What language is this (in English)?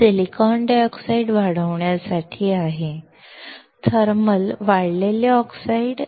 Marathi